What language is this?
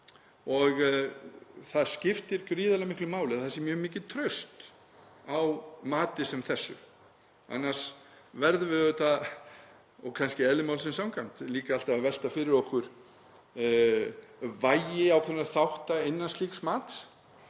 Icelandic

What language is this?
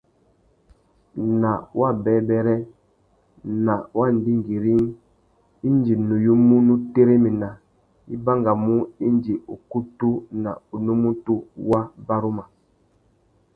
Tuki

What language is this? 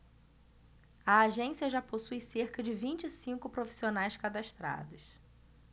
Portuguese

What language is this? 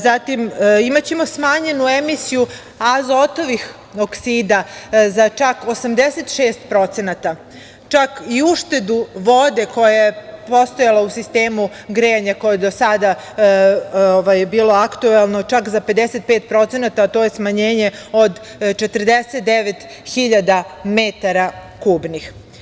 Serbian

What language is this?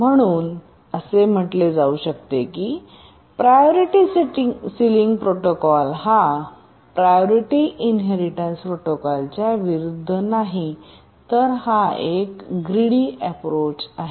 Marathi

